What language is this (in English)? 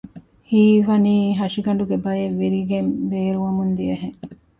Divehi